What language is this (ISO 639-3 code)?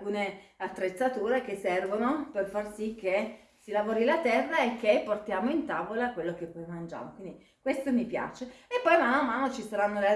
ita